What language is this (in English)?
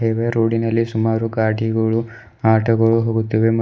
Kannada